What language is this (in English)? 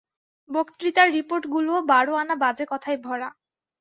Bangla